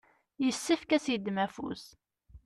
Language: Kabyle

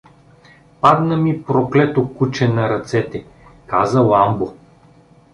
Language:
Bulgarian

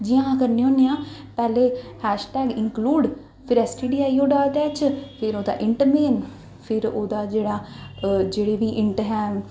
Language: Dogri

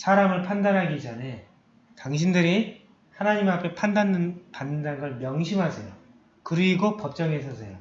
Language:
Korean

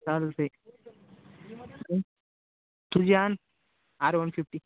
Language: Marathi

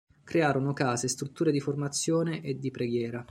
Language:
Italian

